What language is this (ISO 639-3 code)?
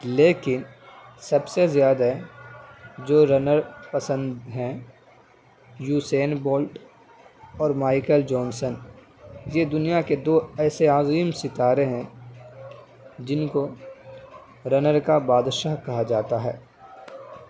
urd